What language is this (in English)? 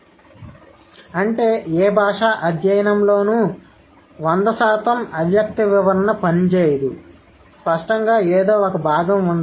Telugu